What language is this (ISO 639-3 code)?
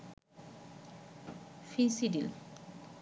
ben